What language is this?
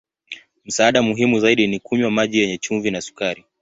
Swahili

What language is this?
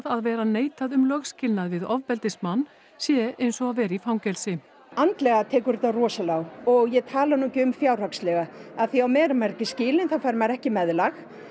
Icelandic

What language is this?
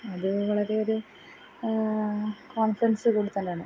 Malayalam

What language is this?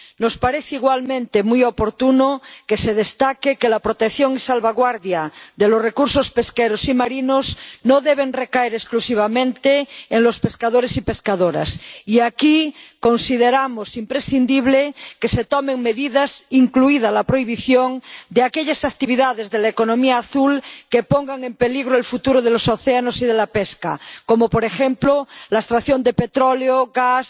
Spanish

